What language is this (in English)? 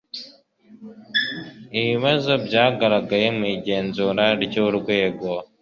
Kinyarwanda